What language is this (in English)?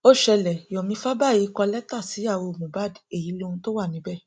Yoruba